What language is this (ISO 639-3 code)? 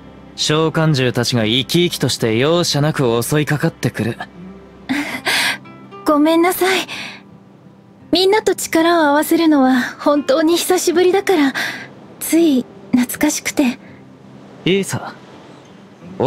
jpn